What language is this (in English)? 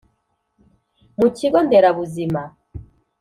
Kinyarwanda